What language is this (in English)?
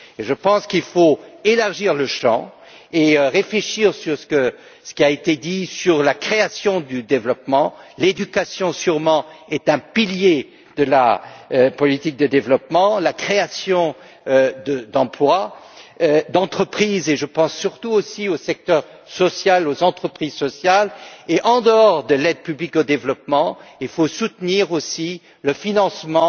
French